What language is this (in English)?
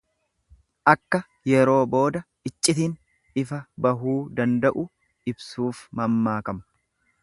Oromo